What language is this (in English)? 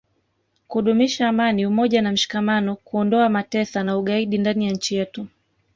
Swahili